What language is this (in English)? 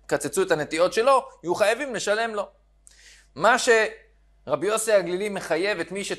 Hebrew